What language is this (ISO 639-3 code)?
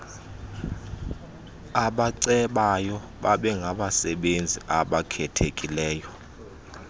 xho